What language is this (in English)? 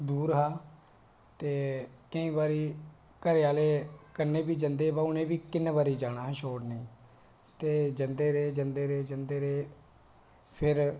Dogri